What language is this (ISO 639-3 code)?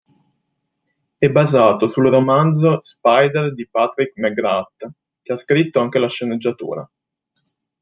ita